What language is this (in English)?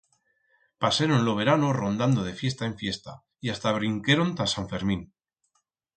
Aragonese